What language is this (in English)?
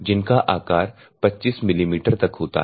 Hindi